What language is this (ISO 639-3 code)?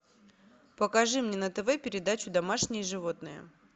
rus